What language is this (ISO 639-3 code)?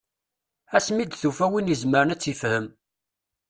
kab